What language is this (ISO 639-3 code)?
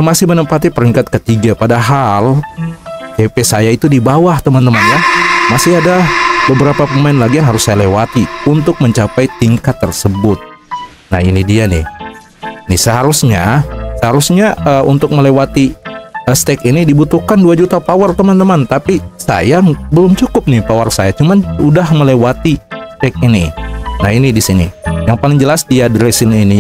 ind